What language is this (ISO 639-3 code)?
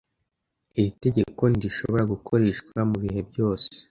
kin